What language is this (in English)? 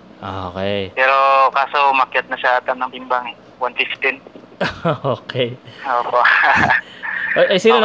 Filipino